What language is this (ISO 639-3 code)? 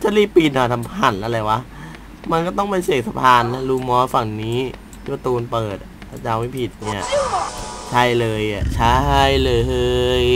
tha